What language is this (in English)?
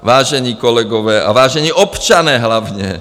Czech